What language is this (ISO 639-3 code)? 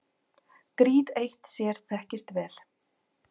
isl